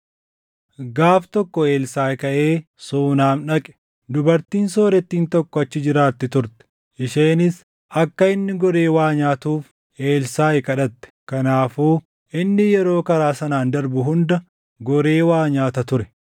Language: Oromo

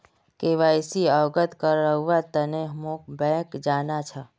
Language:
Magahi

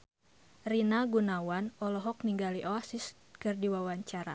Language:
Sundanese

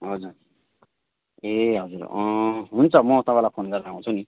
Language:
Nepali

